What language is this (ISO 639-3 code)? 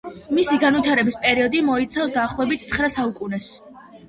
kat